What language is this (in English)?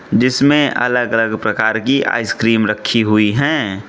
Hindi